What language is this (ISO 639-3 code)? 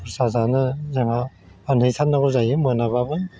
brx